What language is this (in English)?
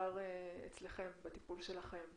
Hebrew